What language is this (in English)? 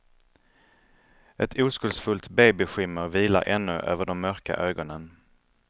Swedish